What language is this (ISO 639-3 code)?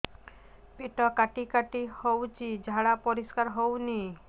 ori